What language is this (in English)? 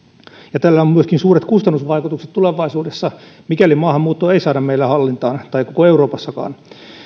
Finnish